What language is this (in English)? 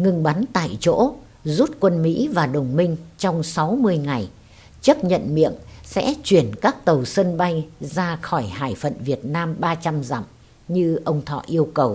Vietnamese